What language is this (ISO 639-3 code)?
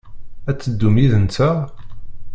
kab